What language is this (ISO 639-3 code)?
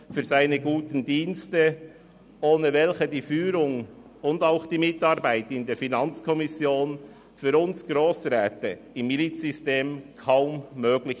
gsw